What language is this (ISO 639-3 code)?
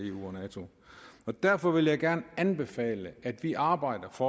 dan